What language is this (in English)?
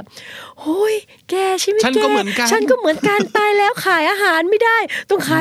Thai